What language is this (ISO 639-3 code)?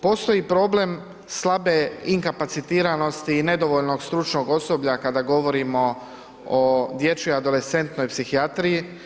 hrv